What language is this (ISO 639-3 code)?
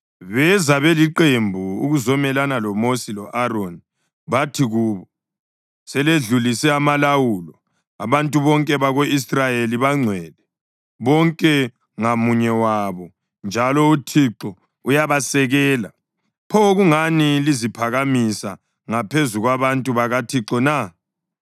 nde